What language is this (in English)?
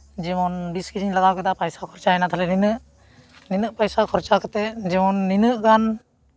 Santali